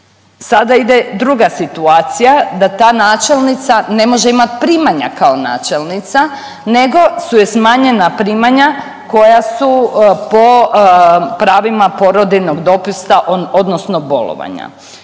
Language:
Croatian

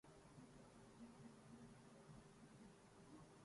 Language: Urdu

